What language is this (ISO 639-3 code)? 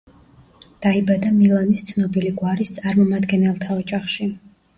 kat